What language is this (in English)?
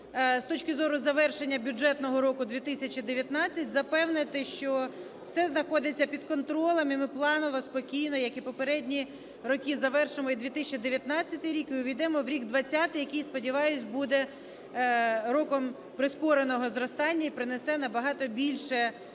Ukrainian